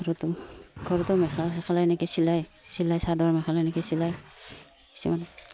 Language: Assamese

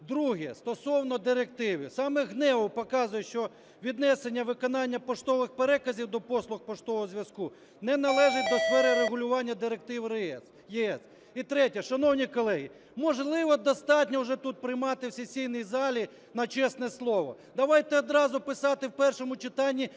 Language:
Ukrainian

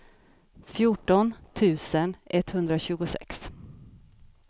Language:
Swedish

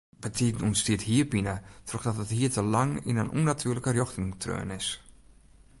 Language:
Western Frisian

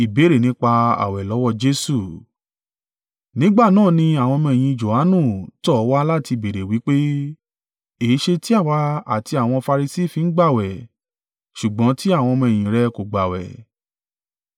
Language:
Yoruba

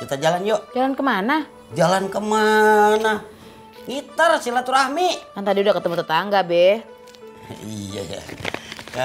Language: Indonesian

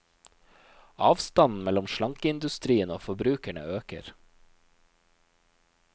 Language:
Norwegian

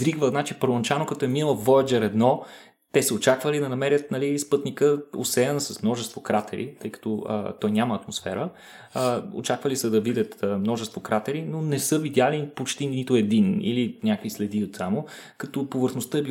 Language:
Bulgarian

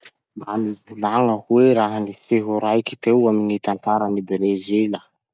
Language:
Masikoro Malagasy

